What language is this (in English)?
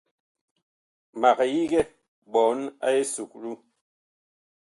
Bakoko